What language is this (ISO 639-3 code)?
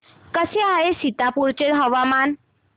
mar